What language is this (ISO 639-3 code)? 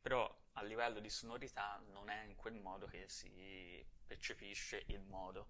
ita